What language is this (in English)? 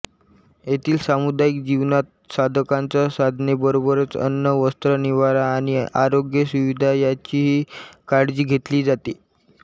Marathi